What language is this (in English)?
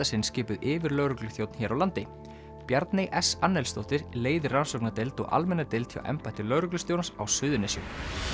Icelandic